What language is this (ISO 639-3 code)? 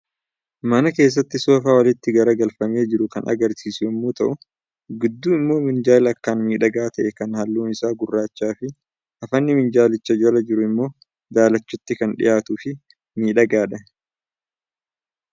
orm